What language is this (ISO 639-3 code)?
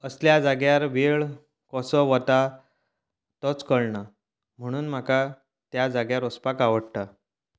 kok